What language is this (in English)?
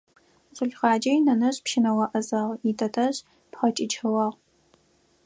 Adyghe